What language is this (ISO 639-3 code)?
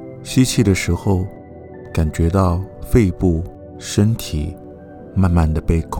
zho